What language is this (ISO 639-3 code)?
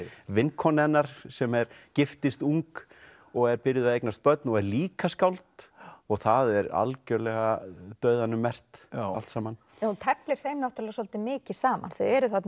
isl